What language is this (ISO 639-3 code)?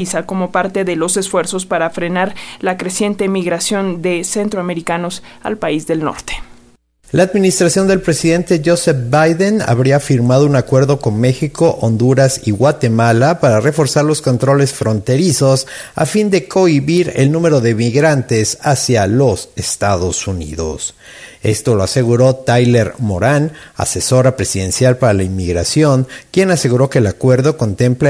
spa